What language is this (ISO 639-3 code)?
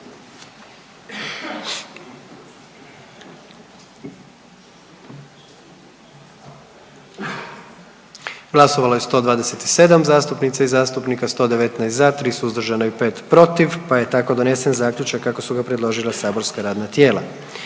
hrv